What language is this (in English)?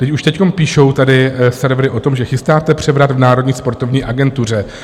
Czech